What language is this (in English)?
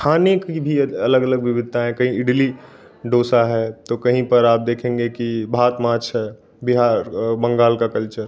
Hindi